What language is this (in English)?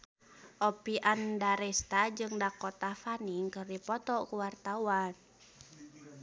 Sundanese